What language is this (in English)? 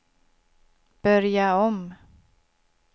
Swedish